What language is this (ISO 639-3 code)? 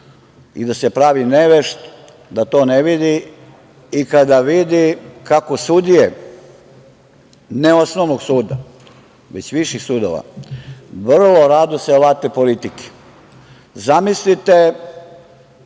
srp